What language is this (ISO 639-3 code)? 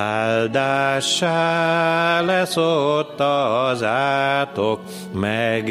hun